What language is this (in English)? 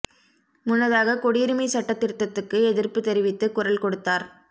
Tamil